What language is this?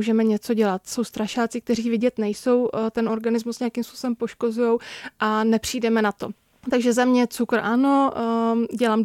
Czech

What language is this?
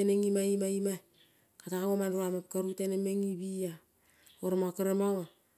Kol (Papua New Guinea)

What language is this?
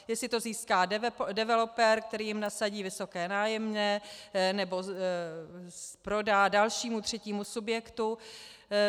Czech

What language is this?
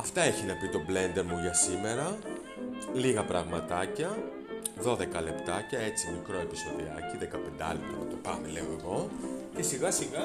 Greek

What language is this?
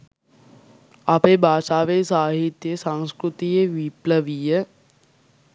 Sinhala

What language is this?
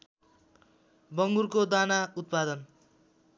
Nepali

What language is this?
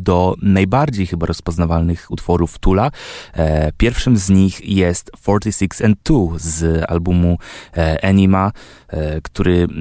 Polish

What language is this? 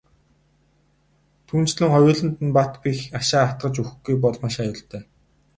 Mongolian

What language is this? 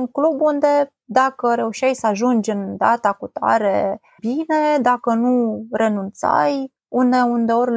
Romanian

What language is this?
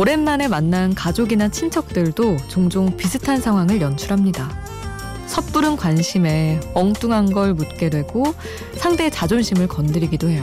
Korean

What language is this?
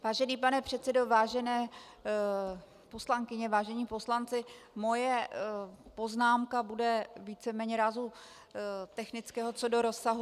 Czech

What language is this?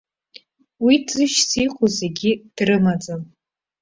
Abkhazian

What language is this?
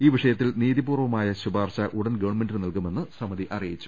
Malayalam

